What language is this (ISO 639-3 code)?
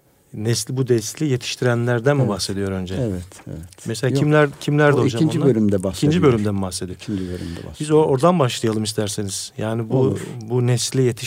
tur